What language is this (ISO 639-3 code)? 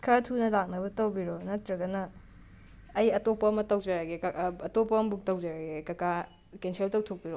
mni